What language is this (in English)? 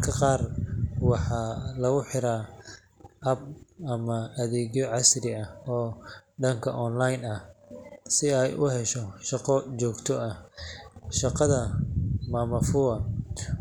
Somali